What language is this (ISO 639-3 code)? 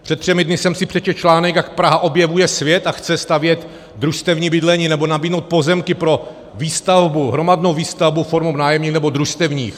ces